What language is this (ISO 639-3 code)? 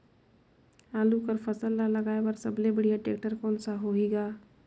hne